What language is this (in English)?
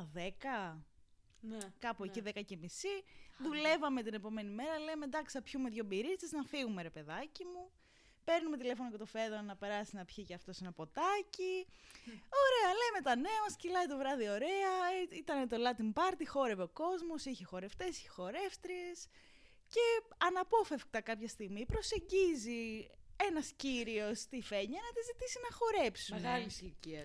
Greek